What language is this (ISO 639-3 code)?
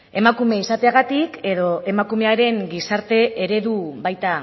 eus